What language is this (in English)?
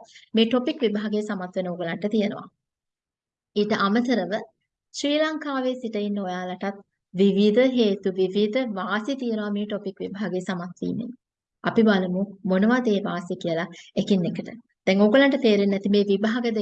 Turkish